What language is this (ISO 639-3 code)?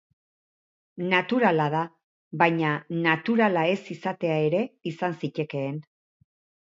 eus